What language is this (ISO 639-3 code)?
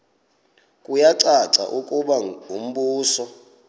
xho